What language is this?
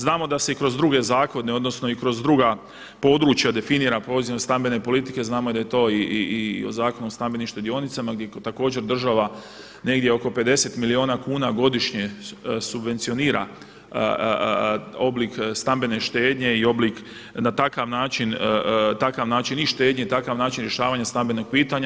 Croatian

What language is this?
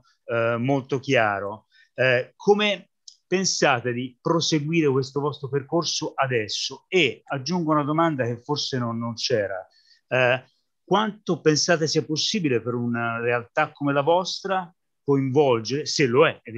Italian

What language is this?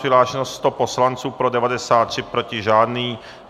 Czech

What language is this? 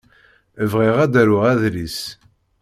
Kabyle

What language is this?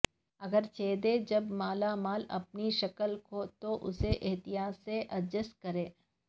Urdu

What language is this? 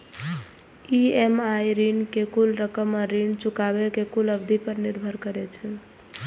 Maithili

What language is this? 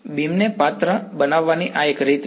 Gujarati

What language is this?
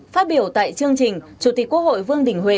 Vietnamese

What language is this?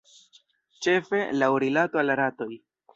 Esperanto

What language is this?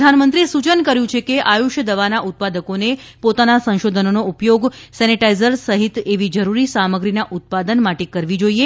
Gujarati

